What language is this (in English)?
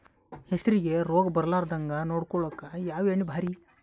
Kannada